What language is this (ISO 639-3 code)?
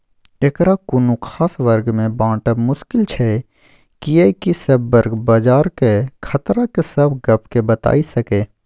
mai